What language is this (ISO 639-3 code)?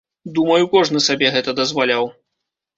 bel